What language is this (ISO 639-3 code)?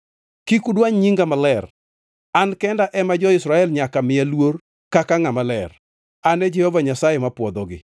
luo